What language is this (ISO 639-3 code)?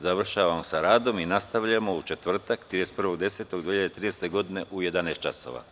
srp